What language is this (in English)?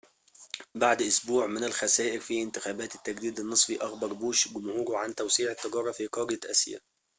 Arabic